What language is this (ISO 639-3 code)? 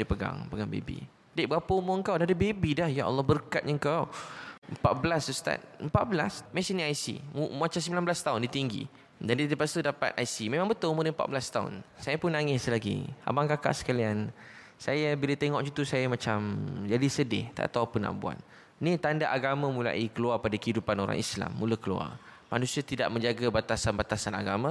msa